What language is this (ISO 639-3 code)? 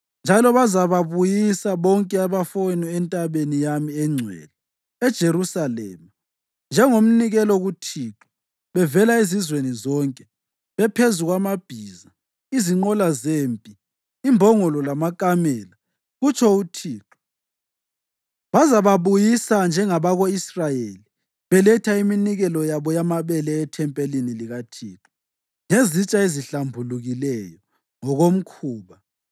nde